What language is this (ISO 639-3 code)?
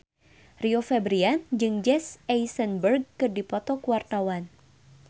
sun